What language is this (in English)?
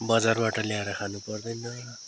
Nepali